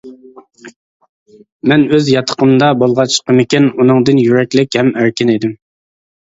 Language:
Uyghur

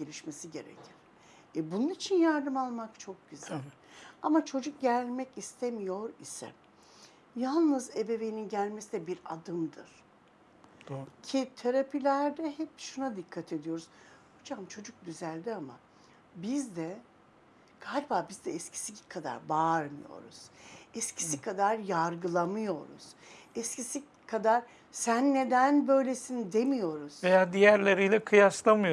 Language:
Turkish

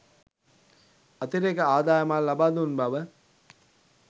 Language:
Sinhala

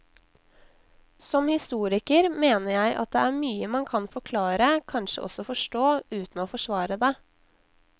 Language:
Norwegian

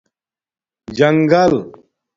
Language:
Domaaki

